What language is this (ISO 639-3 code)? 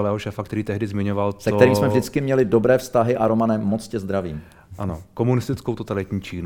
ces